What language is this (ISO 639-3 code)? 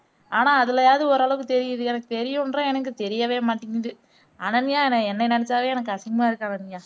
tam